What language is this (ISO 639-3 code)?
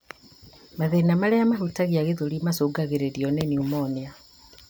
kik